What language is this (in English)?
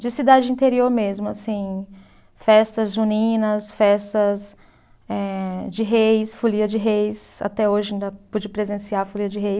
Portuguese